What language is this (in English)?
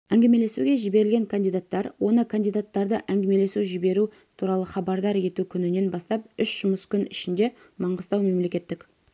Kazakh